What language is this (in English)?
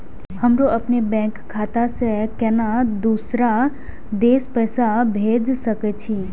Maithili